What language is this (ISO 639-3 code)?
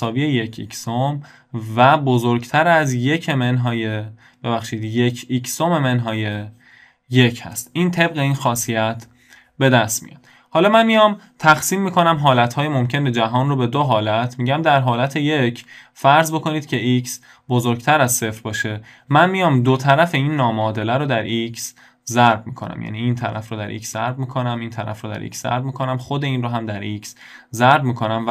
fas